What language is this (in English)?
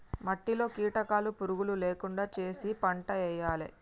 Telugu